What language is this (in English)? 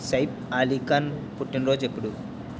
Telugu